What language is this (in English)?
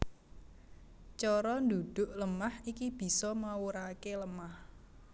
Javanese